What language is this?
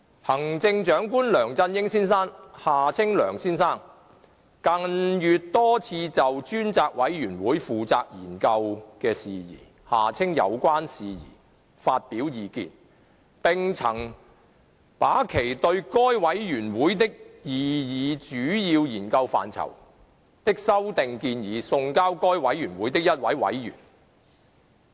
Cantonese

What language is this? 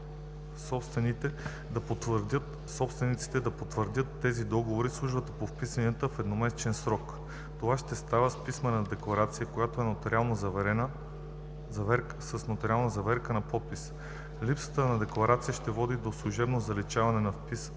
Bulgarian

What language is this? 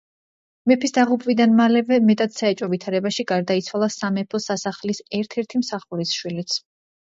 Georgian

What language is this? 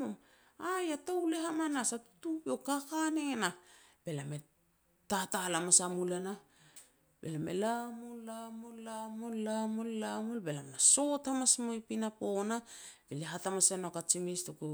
Petats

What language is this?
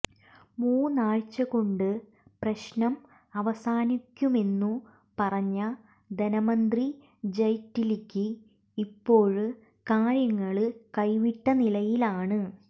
Malayalam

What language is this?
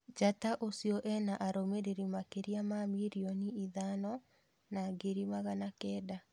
Kikuyu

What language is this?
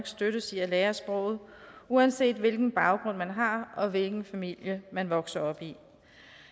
Danish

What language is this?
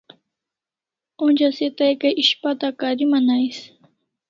Kalasha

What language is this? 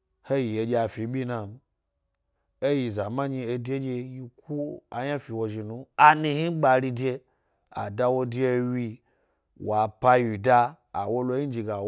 Gbari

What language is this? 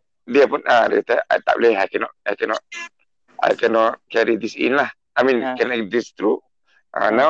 Malay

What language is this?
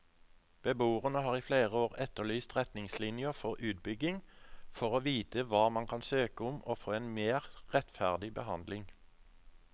Norwegian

